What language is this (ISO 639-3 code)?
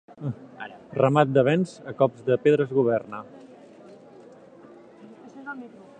cat